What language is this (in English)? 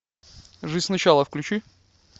Russian